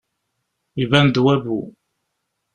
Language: Kabyle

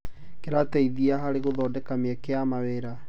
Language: Kikuyu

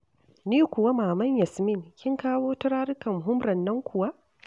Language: Hausa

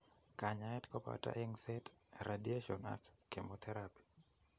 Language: Kalenjin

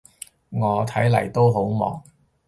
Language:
Cantonese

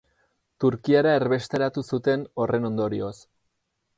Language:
Basque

